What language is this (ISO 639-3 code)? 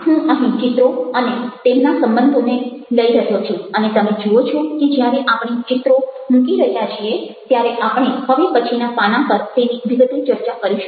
guj